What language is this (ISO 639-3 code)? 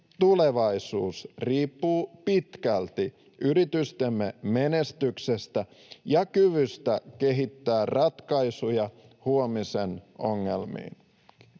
fin